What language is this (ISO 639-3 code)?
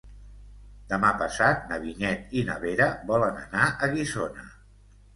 cat